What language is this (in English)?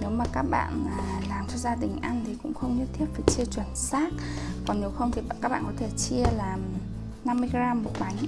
Vietnamese